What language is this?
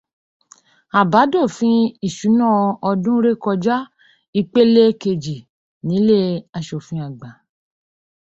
Yoruba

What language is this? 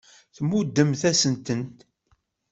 Kabyle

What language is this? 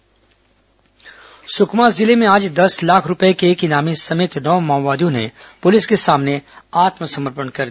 Hindi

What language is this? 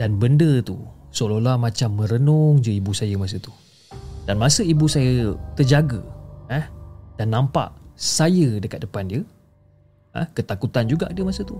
Malay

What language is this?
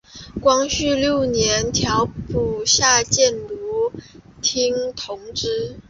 Chinese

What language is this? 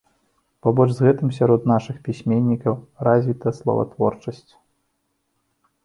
Belarusian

